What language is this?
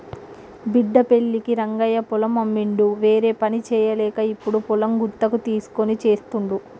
Telugu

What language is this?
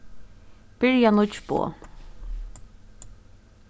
Faroese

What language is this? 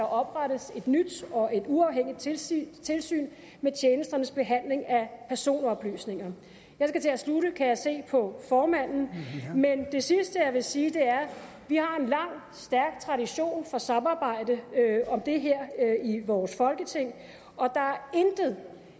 Danish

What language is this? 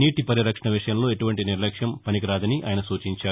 Telugu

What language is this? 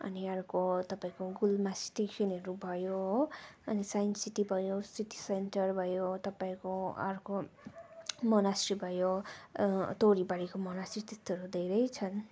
Nepali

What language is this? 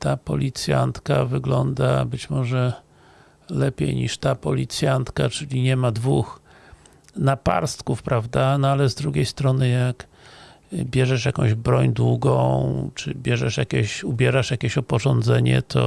Polish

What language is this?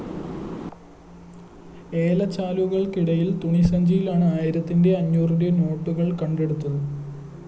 Malayalam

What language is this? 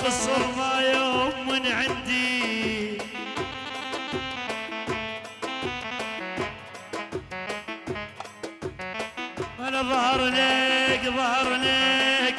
Arabic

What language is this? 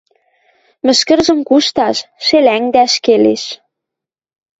Western Mari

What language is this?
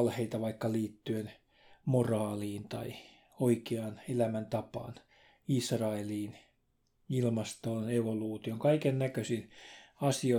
Finnish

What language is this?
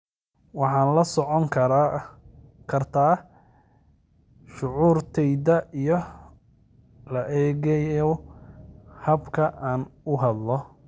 Somali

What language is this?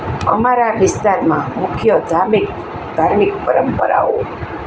Gujarati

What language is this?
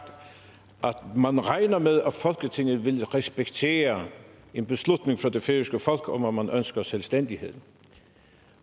Danish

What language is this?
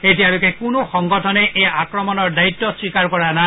Assamese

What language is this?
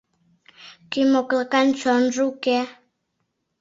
Mari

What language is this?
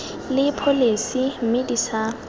Tswana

